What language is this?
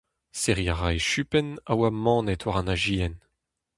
Breton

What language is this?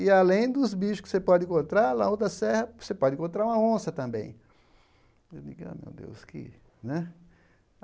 Portuguese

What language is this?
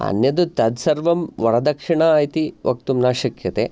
Sanskrit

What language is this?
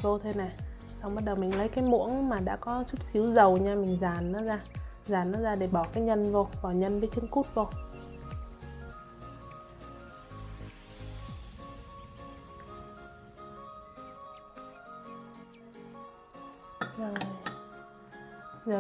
Vietnamese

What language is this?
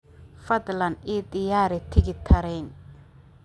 Somali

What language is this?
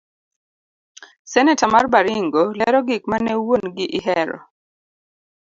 Luo (Kenya and Tanzania)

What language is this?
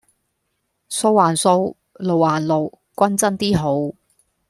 Cantonese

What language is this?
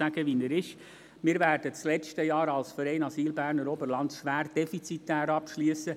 Swiss German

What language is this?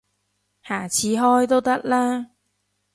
Cantonese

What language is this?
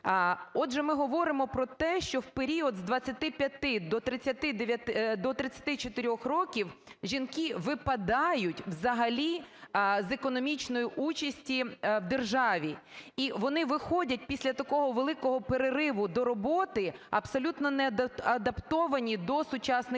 Ukrainian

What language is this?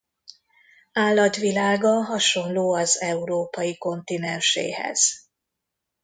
Hungarian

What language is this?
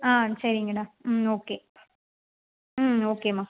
Tamil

